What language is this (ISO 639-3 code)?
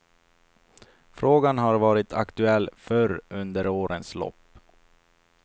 swe